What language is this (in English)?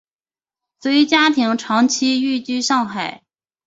Chinese